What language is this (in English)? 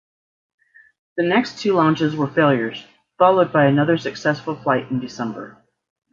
English